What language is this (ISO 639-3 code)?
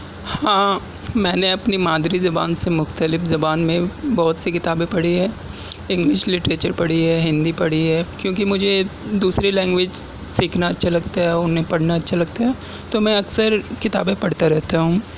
urd